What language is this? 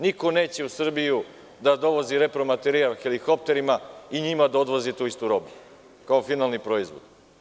Serbian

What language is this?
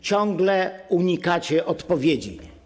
Polish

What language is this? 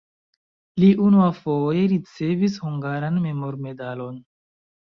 Esperanto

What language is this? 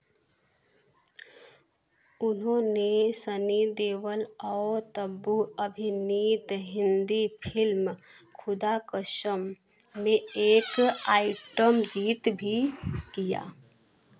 Hindi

